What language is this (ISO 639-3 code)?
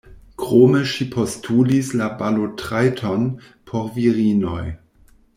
epo